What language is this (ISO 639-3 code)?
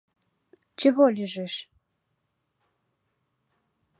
chm